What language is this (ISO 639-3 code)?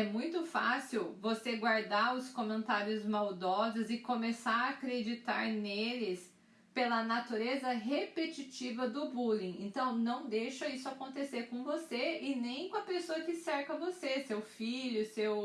por